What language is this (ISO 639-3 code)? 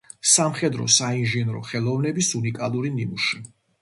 kat